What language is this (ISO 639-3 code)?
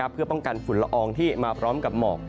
tha